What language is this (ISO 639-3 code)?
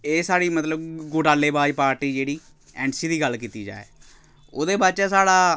doi